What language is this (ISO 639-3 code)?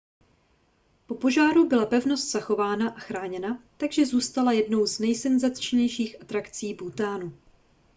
ces